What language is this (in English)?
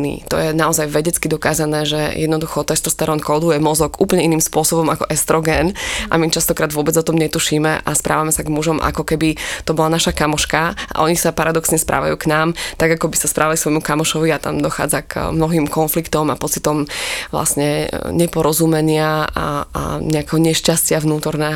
Slovak